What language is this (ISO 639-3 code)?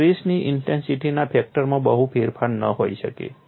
guj